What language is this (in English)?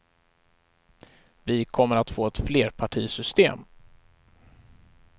Swedish